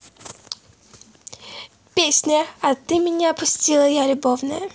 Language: Russian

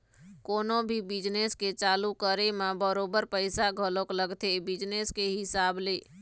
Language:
Chhattisgarhi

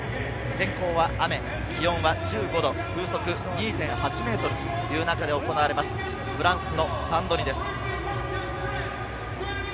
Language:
Japanese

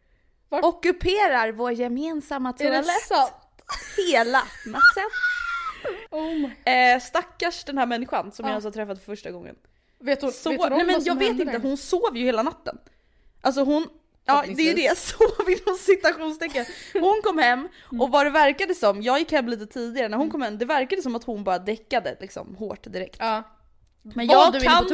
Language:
Swedish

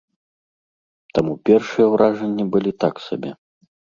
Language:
Belarusian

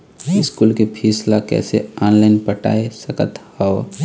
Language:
Chhattisgarhi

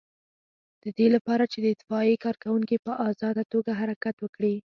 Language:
Pashto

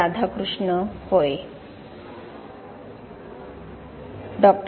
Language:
Marathi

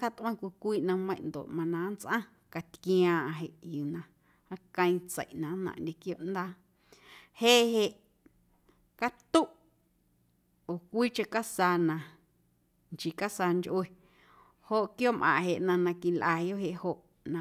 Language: Guerrero Amuzgo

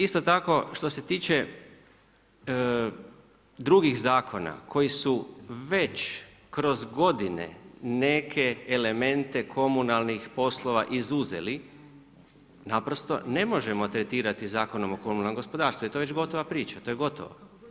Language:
Croatian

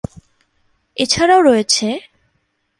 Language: Bangla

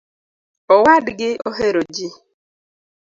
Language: Luo (Kenya and Tanzania)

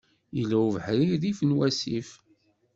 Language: Kabyle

